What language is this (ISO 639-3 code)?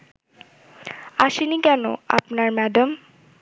ben